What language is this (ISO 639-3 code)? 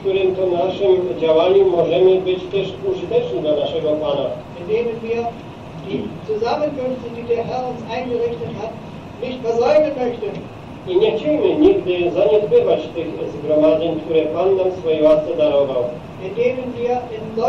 pol